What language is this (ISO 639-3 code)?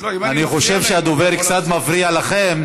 heb